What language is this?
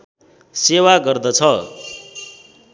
Nepali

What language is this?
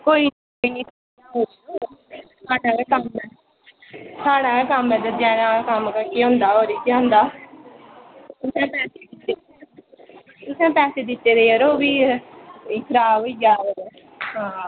Dogri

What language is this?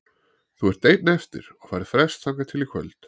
Icelandic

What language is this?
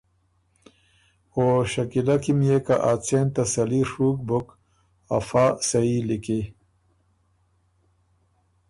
Ormuri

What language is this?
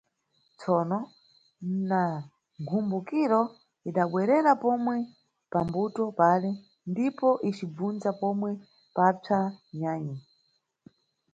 Nyungwe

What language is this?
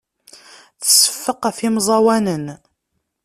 Kabyle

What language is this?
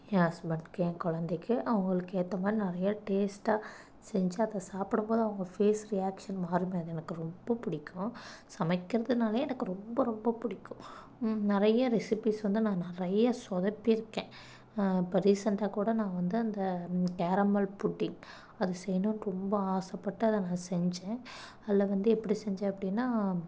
Tamil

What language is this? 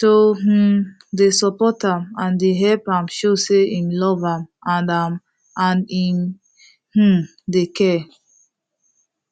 Nigerian Pidgin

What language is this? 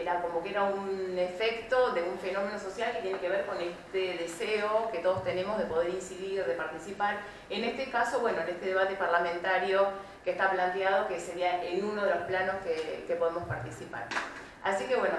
Spanish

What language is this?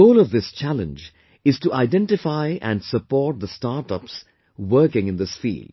English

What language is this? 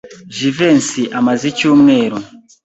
Kinyarwanda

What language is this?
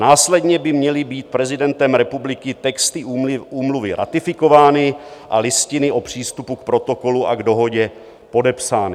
Czech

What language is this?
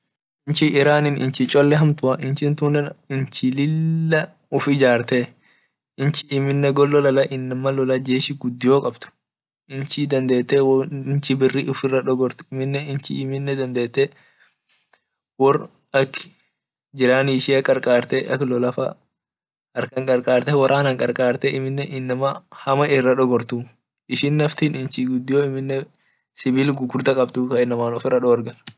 Orma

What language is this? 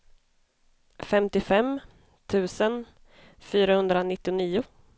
Swedish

